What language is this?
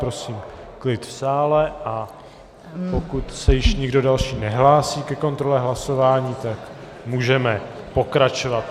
Czech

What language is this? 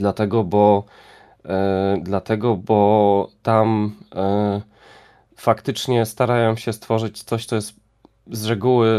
Polish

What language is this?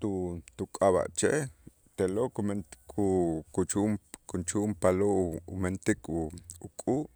Itzá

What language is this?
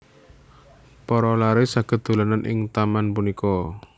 Javanese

